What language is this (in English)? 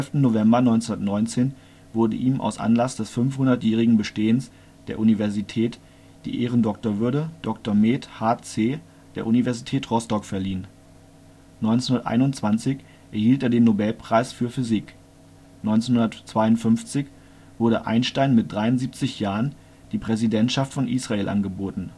German